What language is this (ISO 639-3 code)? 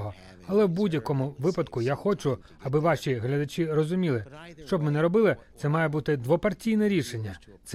ukr